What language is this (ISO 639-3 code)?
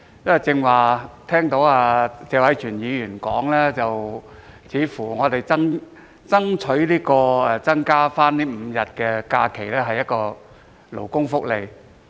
yue